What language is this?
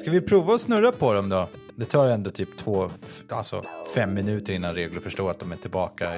Swedish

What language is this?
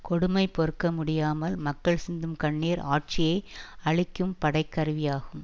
Tamil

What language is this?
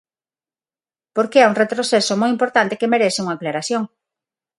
Galician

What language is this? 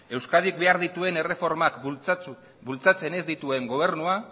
Basque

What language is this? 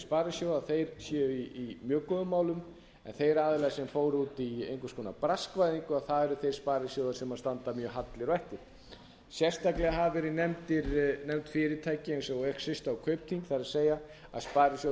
Icelandic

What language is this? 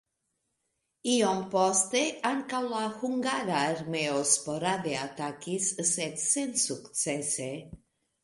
Esperanto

